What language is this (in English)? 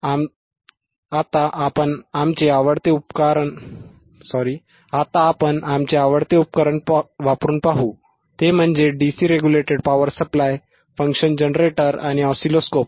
Marathi